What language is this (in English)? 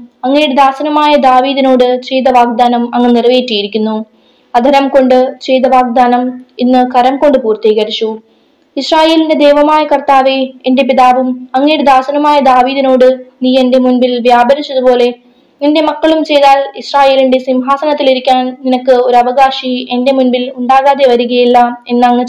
Malayalam